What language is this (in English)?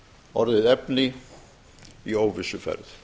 Icelandic